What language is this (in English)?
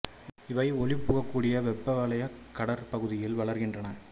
Tamil